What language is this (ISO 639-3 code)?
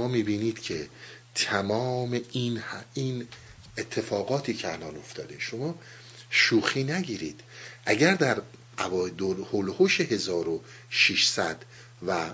fas